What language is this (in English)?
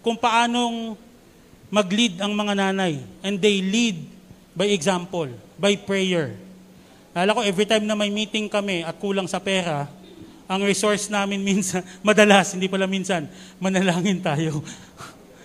Filipino